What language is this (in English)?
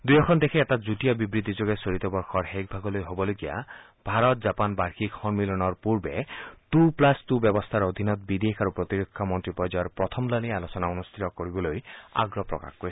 Assamese